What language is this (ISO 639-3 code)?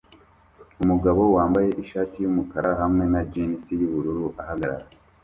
kin